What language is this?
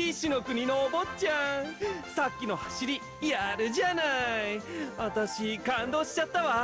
Japanese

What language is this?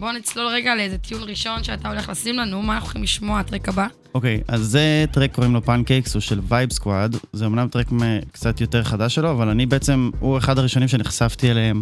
Hebrew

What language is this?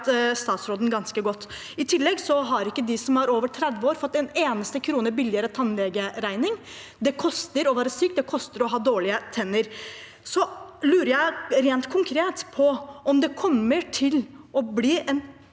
Norwegian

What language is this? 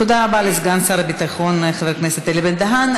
Hebrew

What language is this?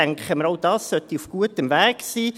Swiss German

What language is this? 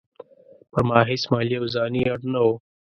Pashto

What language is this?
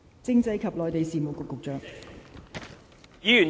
Cantonese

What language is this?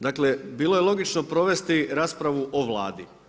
Croatian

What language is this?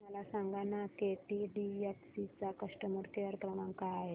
Marathi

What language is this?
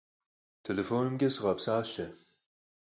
Kabardian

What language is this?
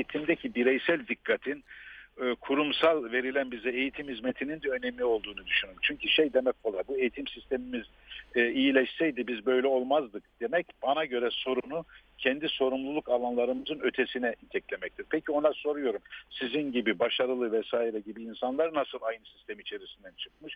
Turkish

